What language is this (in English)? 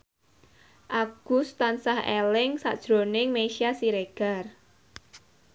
Javanese